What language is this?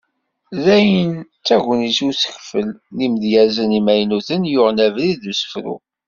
Kabyle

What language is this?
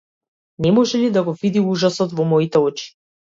Macedonian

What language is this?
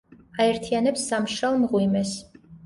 Georgian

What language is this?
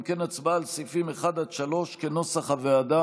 Hebrew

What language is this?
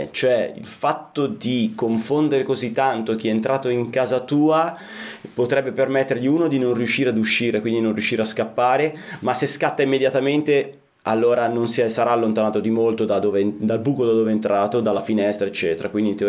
Italian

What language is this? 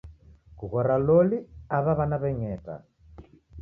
Taita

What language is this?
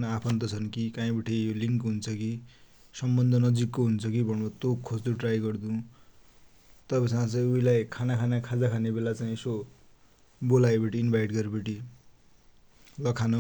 Dotyali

